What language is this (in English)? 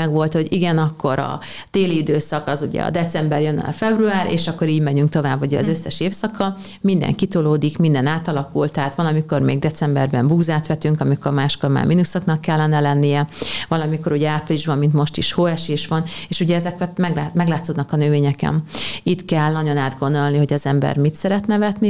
Hungarian